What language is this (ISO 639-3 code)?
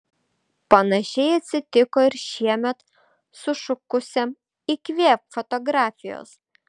lit